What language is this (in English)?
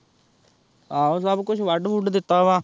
Punjabi